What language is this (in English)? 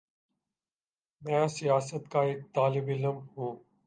Urdu